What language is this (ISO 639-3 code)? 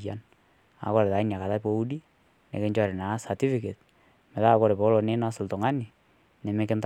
mas